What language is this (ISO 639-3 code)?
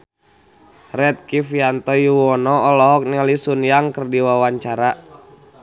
sun